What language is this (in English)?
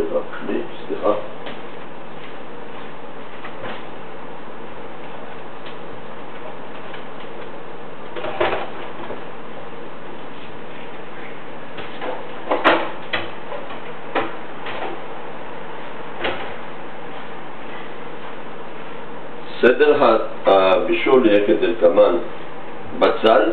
Hebrew